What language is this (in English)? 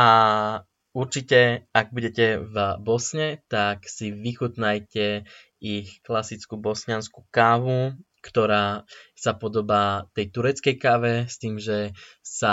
Slovak